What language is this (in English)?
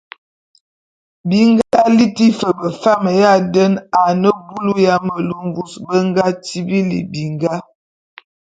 Bulu